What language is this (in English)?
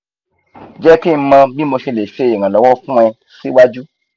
Yoruba